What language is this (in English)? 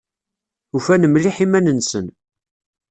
Kabyle